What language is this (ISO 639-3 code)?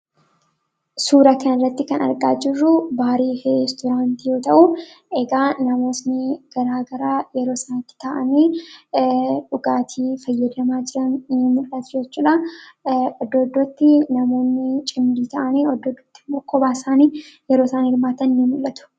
orm